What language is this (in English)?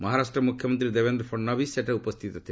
Odia